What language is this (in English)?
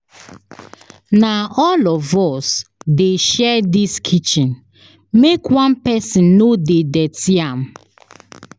Nigerian Pidgin